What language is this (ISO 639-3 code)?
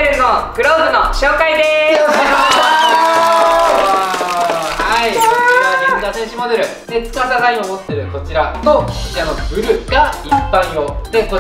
jpn